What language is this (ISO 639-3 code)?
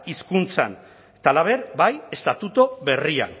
eus